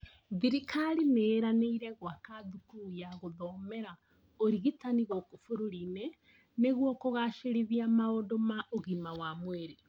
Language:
Kikuyu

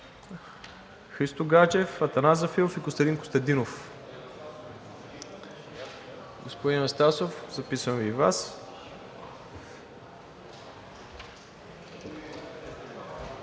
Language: Bulgarian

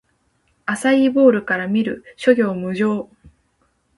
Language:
Japanese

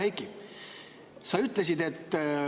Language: Estonian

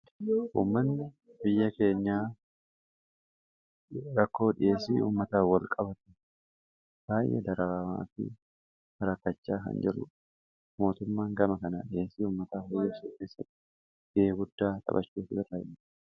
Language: Oromo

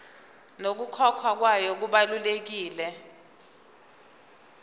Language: Zulu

